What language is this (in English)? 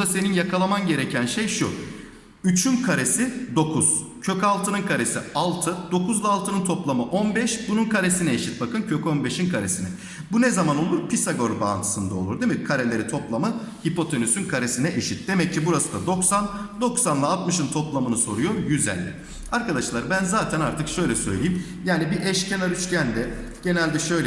Turkish